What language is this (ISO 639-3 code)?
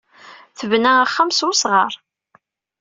kab